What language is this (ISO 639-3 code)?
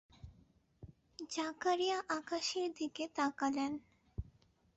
ben